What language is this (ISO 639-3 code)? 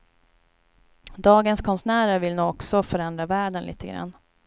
swe